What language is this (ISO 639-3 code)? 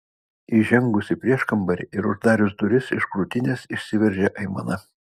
lit